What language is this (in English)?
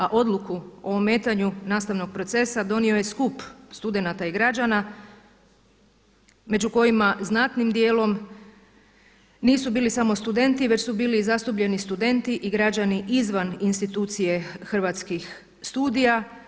Croatian